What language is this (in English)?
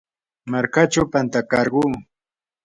Yanahuanca Pasco Quechua